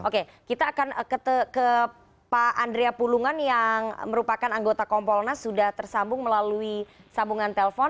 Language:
Indonesian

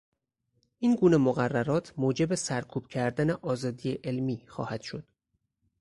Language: Persian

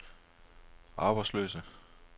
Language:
Danish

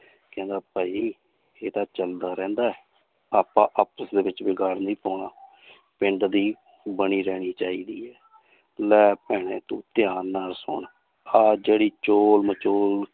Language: Punjabi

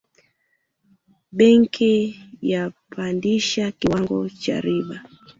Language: Swahili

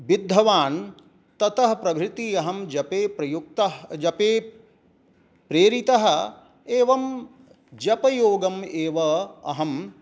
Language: Sanskrit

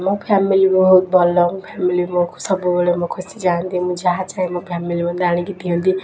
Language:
Odia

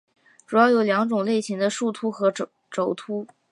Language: Chinese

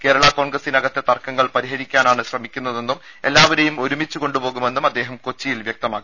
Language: Malayalam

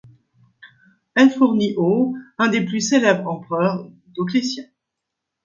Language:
French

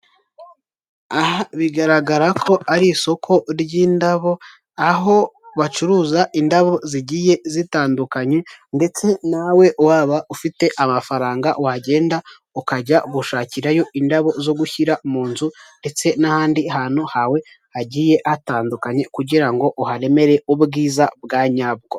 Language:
Kinyarwanda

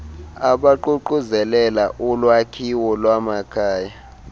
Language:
Xhosa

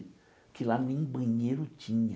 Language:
Portuguese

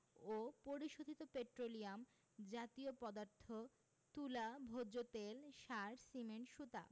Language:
Bangla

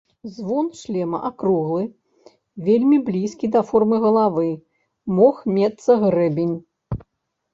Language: Belarusian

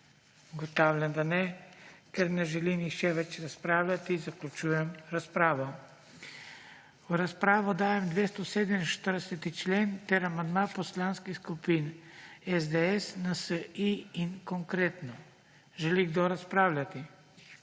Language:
Slovenian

